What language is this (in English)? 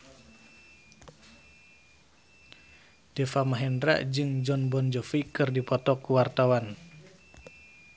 Sundanese